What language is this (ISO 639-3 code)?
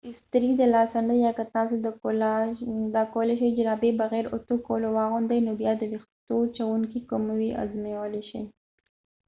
pus